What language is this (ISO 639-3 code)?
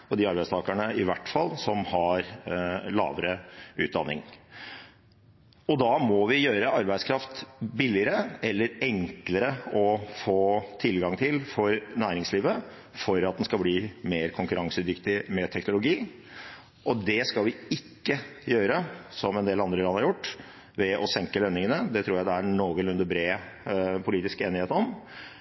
nob